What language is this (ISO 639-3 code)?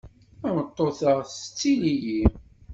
kab